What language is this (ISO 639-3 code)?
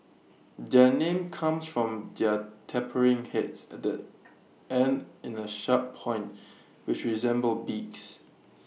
eng